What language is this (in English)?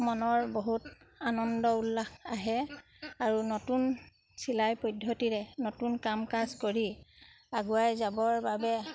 Assamese